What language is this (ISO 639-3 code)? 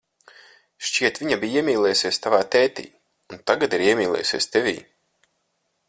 lav